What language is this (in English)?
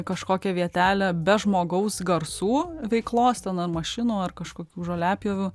Lithuanian